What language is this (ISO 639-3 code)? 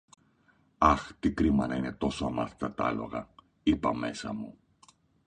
ell